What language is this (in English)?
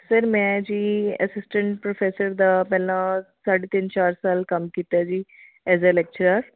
Punjabi